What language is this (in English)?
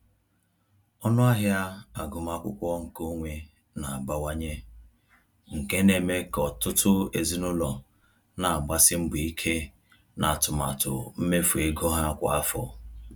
Igbo